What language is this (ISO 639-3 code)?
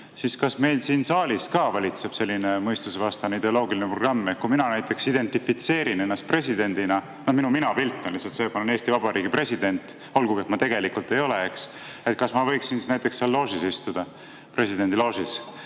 est